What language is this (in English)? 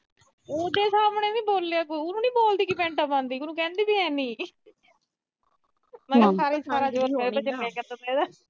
Punjabi